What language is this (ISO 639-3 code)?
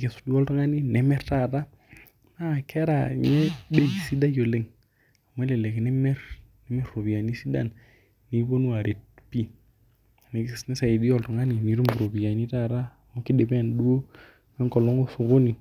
mas